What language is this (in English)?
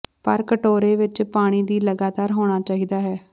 Punjabi